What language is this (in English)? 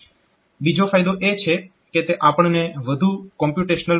Gujarati